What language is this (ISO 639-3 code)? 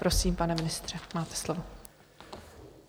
ces